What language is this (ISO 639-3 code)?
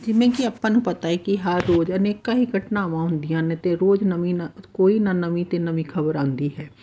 pan